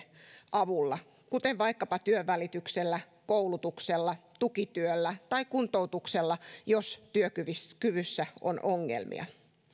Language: Finnish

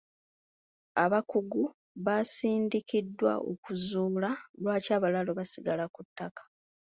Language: Ganda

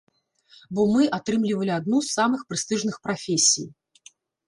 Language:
Belarusian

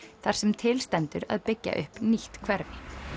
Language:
Icelandic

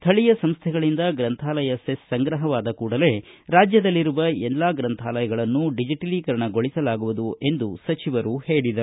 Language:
Kannada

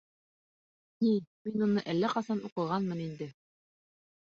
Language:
Bashkir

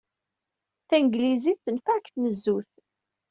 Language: Kabyle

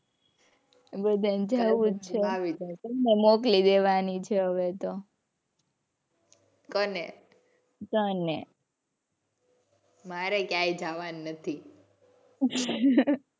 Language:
Gujarati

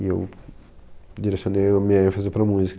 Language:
Portuguese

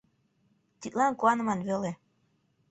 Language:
Mari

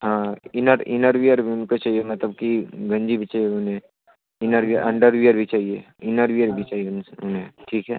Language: Hindi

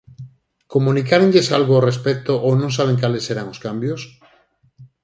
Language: Galician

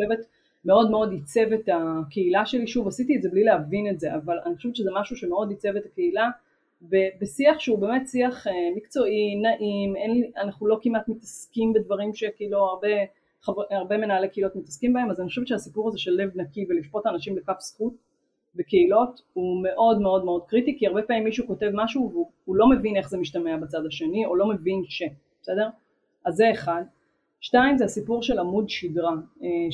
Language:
Hebrew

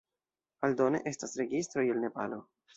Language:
Esperanto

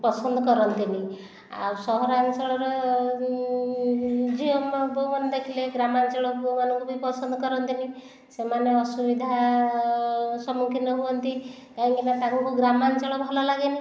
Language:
Odia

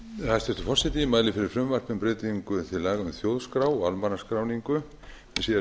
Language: Icelandic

